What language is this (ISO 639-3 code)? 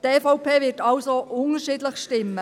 gsw